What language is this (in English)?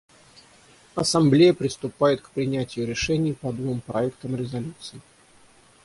Russian